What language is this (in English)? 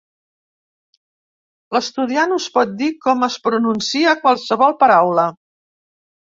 Catalan